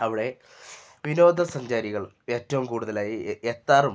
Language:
Malayalam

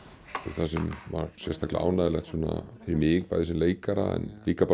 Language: Icelandic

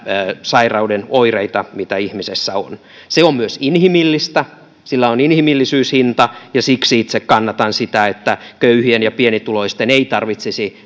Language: Finnish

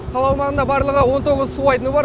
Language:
Kazakh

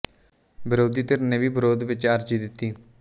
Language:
Punjabi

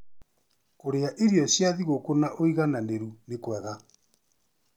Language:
Kikuyu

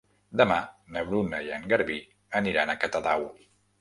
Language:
Catalan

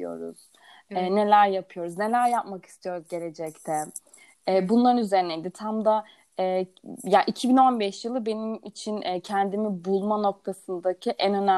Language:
Turkish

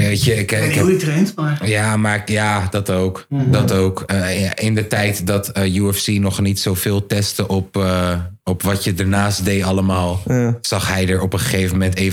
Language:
Dutch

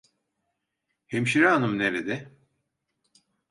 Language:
Turkish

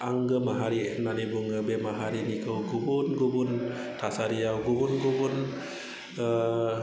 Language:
Bodo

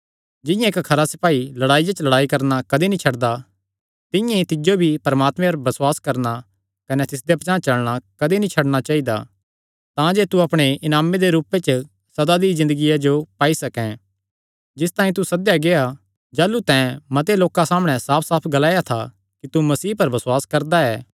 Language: Kangri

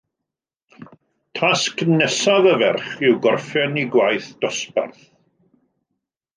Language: Welsh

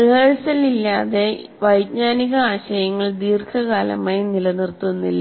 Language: Malayalam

